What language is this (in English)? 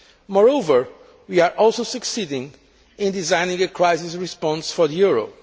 English